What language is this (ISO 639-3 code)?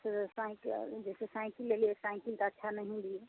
mai